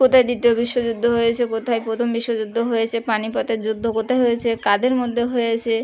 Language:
Bangla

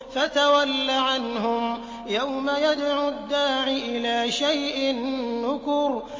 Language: Arabic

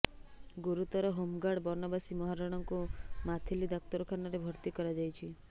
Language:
Odia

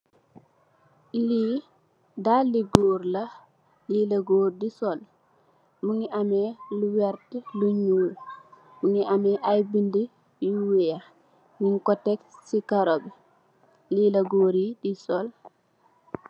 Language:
Wolof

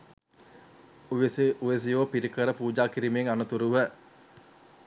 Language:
Sinhala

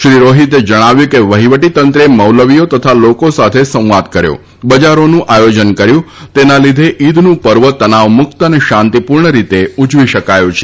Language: Gujarati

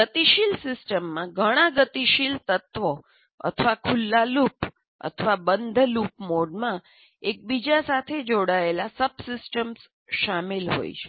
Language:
Gujarati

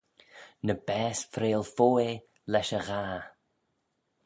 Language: Manx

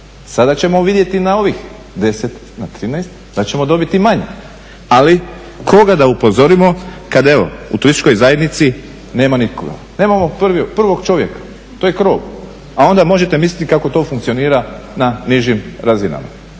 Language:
Croatian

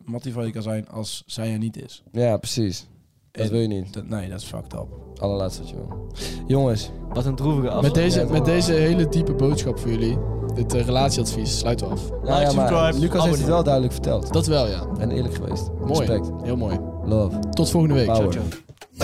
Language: Dutch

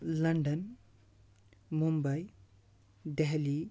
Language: Kashmiri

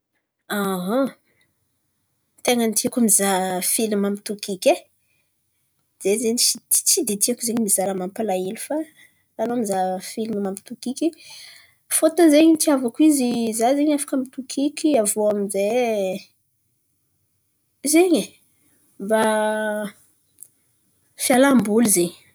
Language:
Antankarana Malagasy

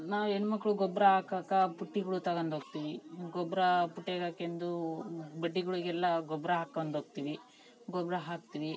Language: Kannada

